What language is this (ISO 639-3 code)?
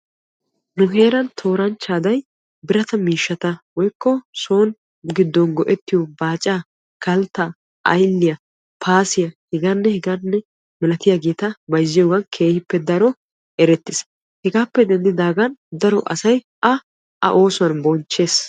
wal